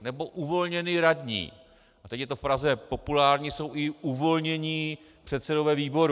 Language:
Czech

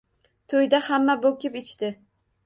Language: Uzbek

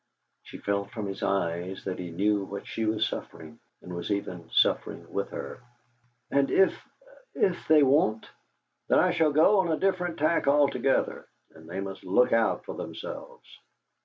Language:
English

